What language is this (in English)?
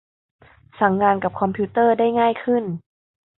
Thai